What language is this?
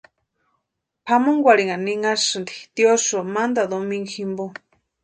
Western Highland Purepecha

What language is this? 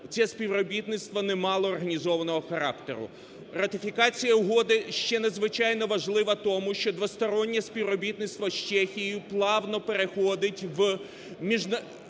Ukrainian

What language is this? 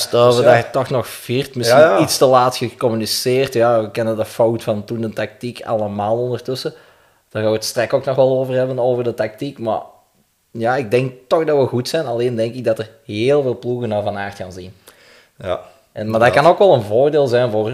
Dutch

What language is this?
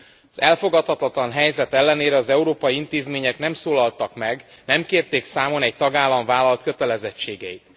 Hungarian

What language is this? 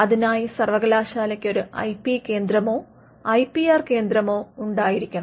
Malayalam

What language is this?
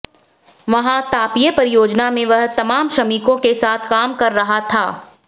Hindi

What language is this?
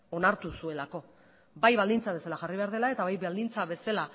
Basque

